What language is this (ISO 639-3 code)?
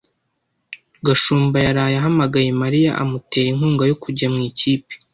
kin